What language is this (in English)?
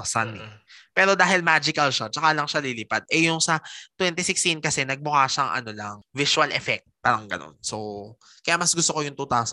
Filipino